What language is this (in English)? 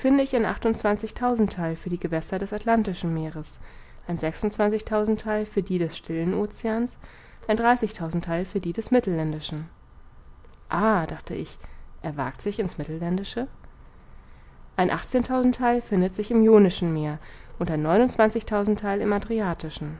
German